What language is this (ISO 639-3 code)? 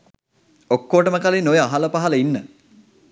sin